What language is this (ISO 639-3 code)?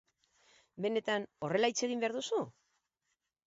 eus